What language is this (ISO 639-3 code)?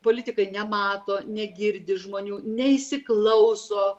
lit